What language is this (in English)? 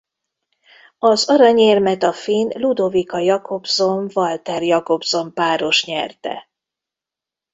Hungarian